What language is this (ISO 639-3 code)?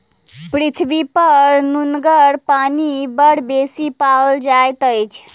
mai